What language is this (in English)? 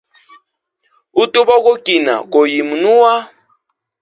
Hemba